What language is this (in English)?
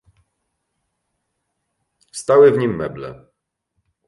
Polish